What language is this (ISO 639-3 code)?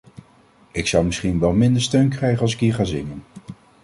nld